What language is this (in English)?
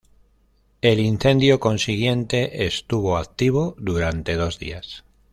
Spanish